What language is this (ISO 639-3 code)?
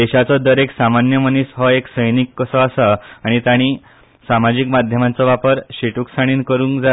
kok